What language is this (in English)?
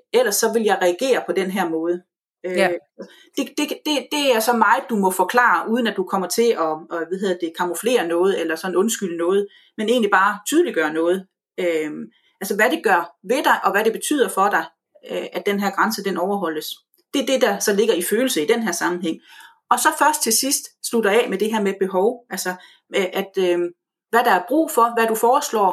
Danish